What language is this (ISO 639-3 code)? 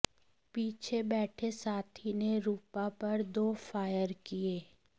hin